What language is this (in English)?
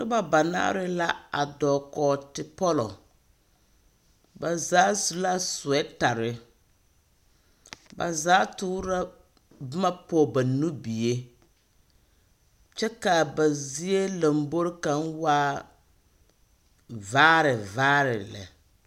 Southern Dagaare